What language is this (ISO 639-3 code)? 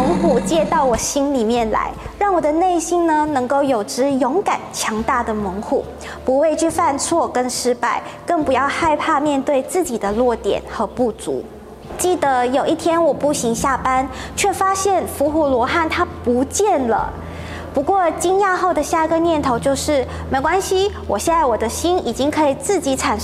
zho